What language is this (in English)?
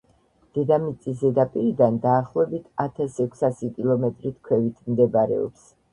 Georgian